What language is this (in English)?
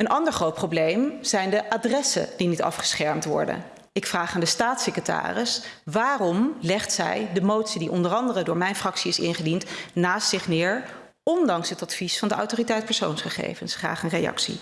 Dutch